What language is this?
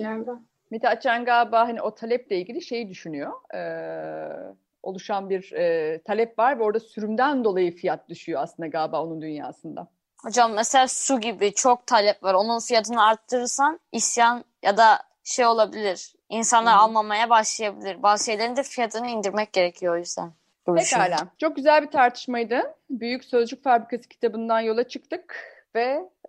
Turkish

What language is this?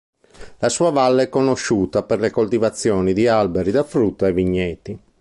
Italian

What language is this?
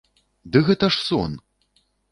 Belarusian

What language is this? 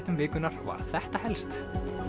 Icelandic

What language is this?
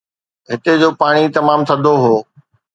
Sindhi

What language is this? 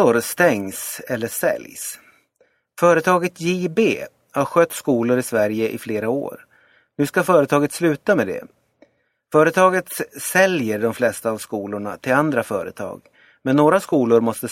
Swedish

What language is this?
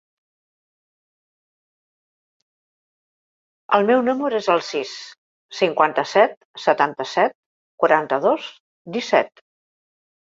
Catalan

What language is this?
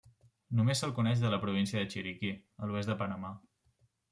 Catalan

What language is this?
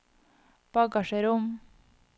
Norwegian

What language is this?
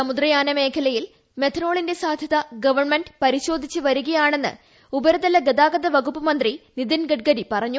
Malayalam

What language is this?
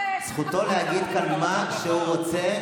Hebrew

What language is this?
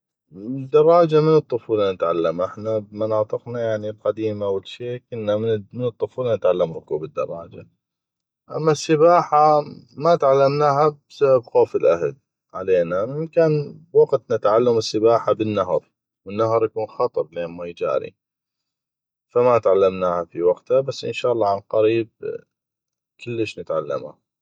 North Mesopotamian Arabic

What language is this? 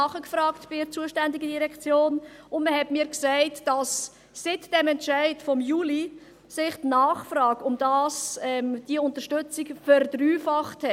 Swiss German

